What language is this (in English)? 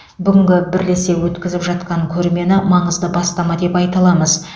Kazakh